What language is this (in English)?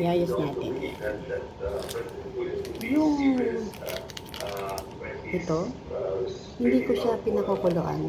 Filipino